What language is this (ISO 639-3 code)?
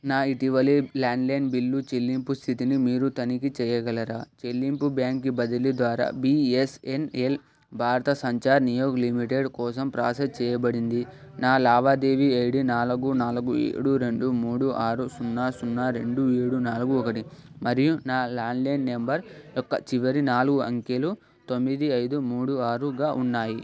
tel